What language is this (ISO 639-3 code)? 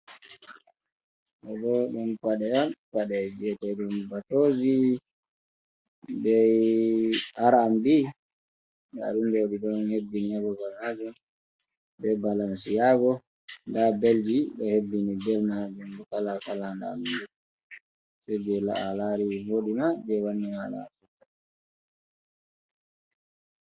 ful